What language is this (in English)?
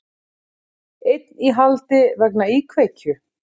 Icelandic